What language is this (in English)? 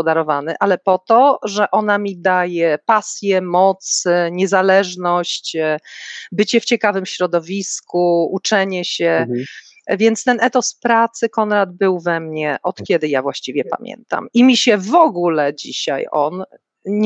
Polish